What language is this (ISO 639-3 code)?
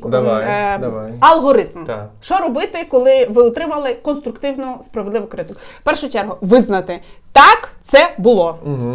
ukr